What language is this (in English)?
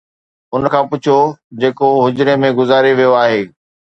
Sindhi